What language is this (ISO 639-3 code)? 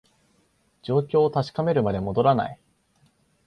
jpn